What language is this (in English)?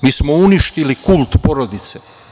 Serbian